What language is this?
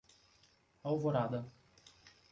Portuguese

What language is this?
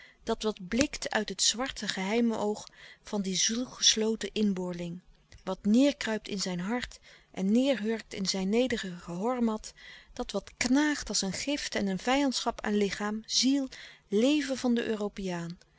Dutch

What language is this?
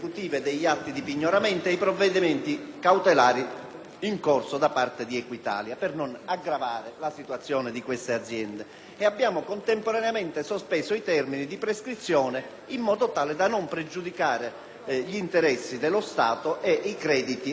Italian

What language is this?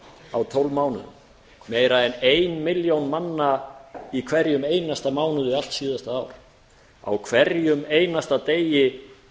Icelandic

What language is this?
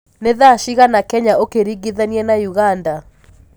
Kikuyu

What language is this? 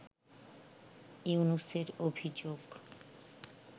Bangla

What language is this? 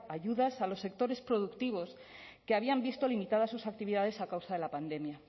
Spanish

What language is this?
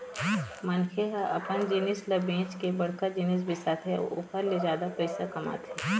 Chhattisgarhi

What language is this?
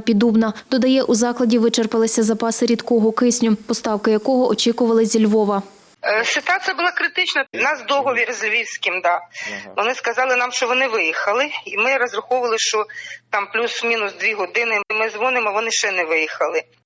Ukrainian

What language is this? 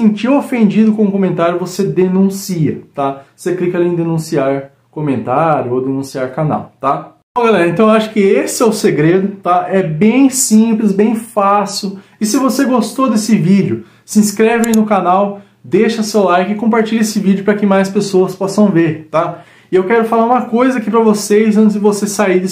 Portuguese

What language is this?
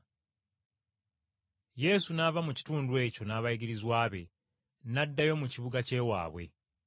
Ganda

